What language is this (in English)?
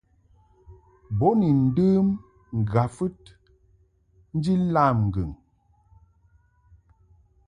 Mungaka